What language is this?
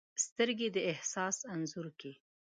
Pashto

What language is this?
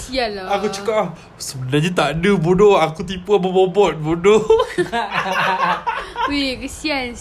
Malay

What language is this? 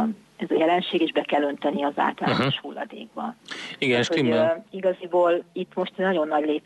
Hungarian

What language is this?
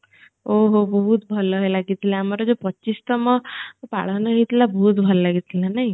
Odia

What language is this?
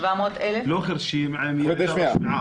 Hebrew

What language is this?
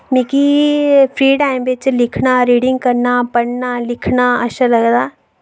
Dogri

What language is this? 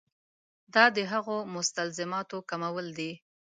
Pashto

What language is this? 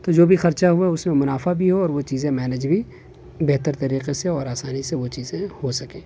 Urdu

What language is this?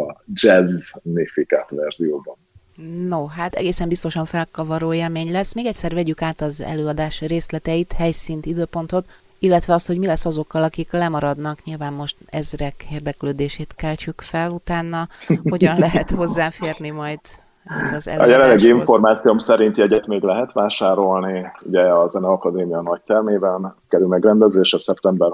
Hungarian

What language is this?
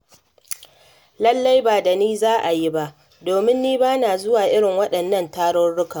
Hausa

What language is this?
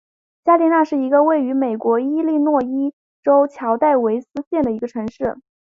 Chinese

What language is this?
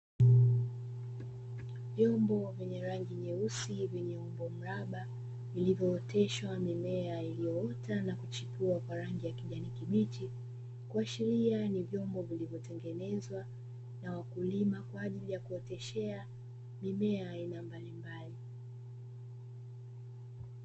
Swahili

